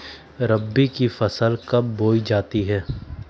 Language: Magahi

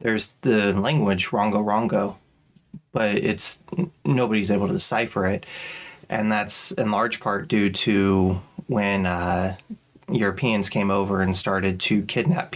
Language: English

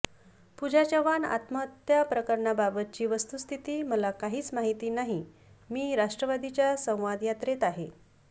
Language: Marathi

